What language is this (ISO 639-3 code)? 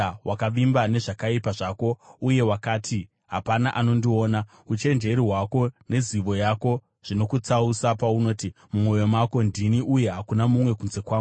sna